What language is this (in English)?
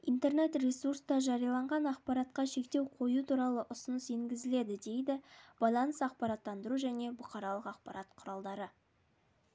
Kazakh